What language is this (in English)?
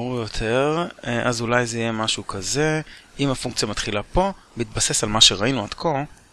Hebrew